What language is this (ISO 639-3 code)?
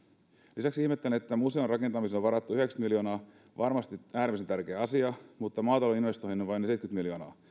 fin